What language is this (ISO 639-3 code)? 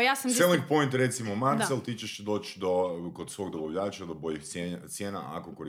hrv